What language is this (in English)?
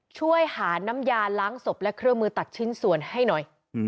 Thai